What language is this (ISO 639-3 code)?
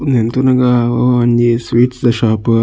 tcy